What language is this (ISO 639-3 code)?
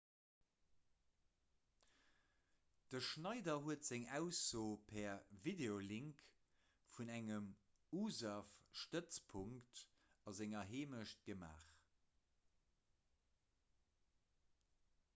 ltz